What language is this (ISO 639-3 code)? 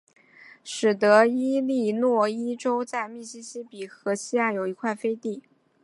zho